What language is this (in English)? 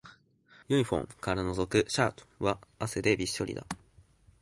Japanese